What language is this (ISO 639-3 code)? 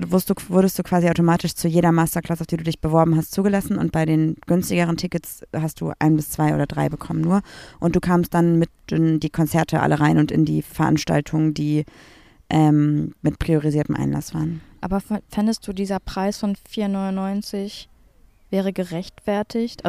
deu